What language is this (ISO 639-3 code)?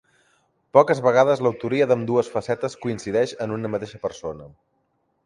cat